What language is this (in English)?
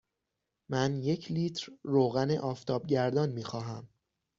Persian